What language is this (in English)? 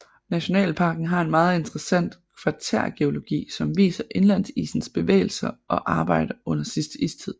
Danish